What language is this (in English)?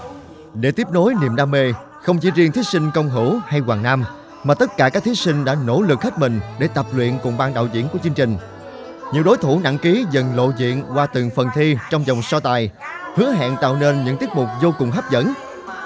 Vietnamese